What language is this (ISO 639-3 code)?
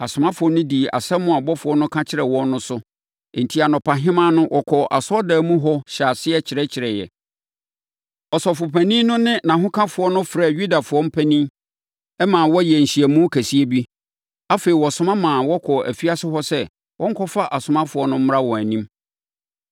aka